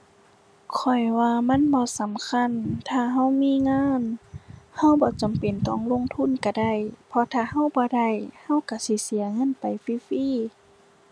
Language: Thai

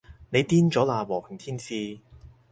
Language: Cantonese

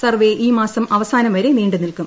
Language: Malayalam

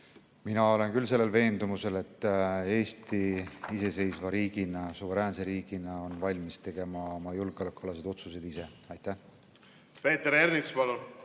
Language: Estonian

